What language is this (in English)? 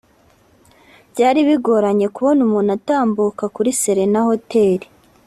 Kinyarwanda